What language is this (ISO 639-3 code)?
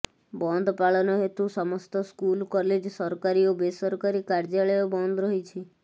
ori